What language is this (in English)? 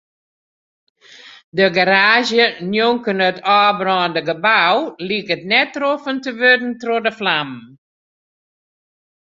Western Frisian